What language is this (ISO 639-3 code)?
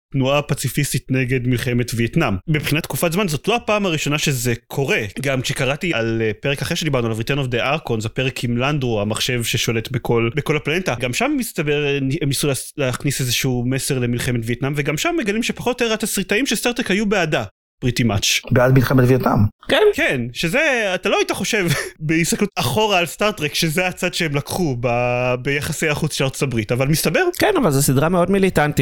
heb